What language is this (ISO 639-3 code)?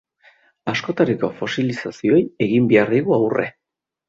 eus